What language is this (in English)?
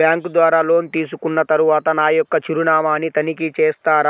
Telugu